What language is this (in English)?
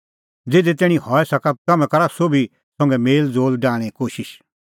Kullu Pahari